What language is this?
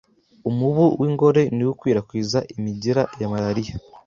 Kinyarwanda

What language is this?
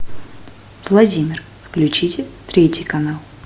Russian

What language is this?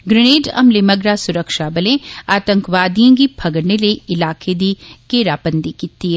Dogri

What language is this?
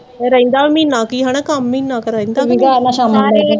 Punjabi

